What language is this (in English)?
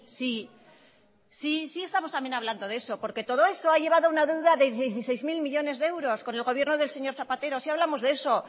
Spanish